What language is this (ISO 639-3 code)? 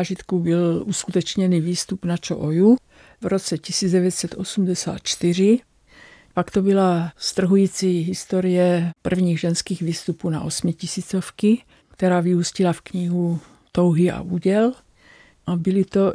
ces